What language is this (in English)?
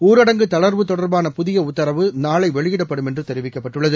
Tamil